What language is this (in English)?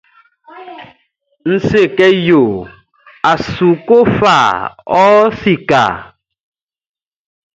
Baoulé